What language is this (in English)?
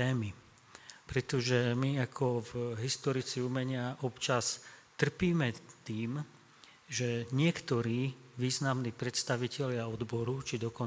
Slovak